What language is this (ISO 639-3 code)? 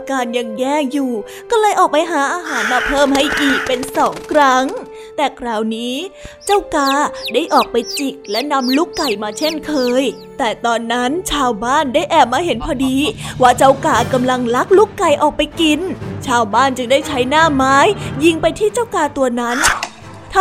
tha